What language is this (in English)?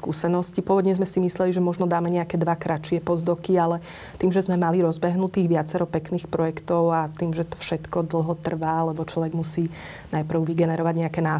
Slovak